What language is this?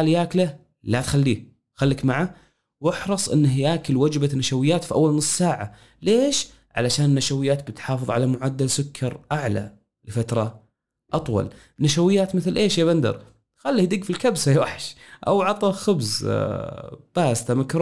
Arabic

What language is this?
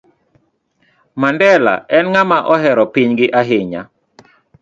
Luo (Kenya and Tanzania)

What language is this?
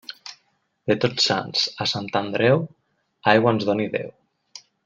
Catalan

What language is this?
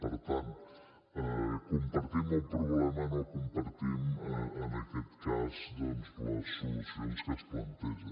Catalan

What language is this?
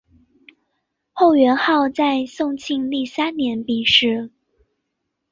Chinese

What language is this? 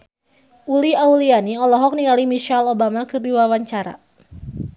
Sundanese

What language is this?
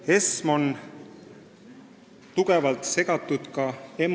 Estonian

